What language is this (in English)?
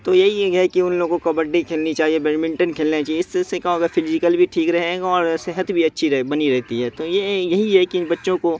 Urdu